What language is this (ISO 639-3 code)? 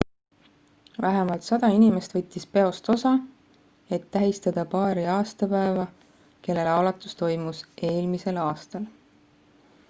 est